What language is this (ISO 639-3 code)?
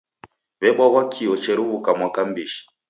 dav